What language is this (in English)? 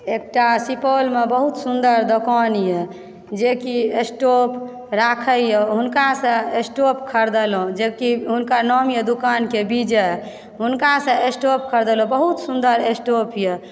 Maithili